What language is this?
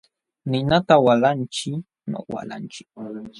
Jauja Wanca Quechua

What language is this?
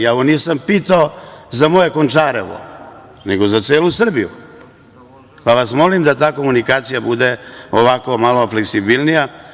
Serbian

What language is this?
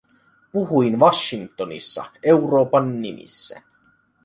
Finnish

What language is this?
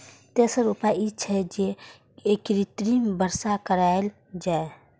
Maithili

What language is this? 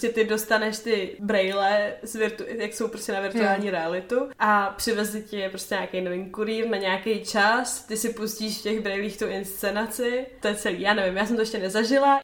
Czech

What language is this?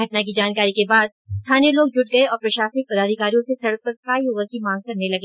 Hindi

